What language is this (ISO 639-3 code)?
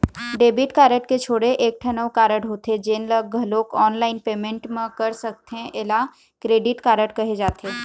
hne